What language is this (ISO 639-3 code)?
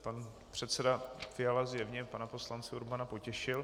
ces